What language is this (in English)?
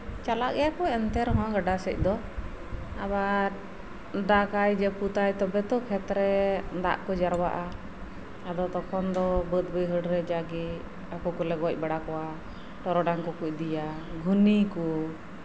Santali